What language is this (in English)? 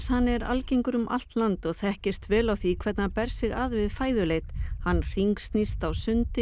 Icelandic